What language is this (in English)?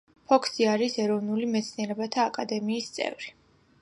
Georgian